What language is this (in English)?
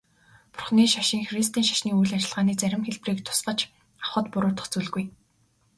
Mongolian